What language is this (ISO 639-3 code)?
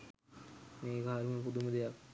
sin